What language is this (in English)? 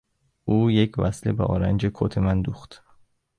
Persian